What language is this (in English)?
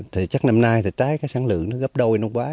Vietnamese